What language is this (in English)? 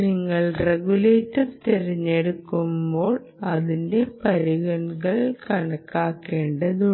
Malayalam